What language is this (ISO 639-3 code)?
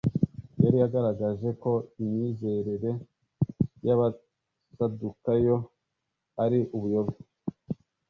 kin